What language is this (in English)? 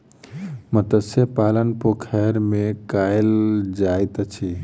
Maithili